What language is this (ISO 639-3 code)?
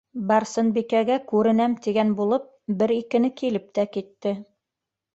bak